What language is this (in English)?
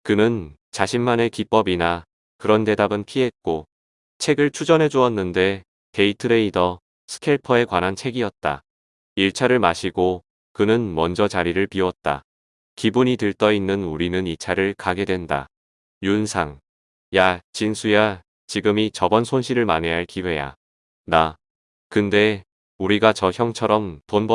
Korean